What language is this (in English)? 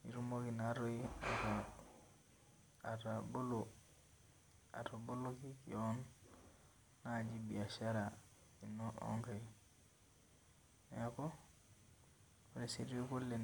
Masai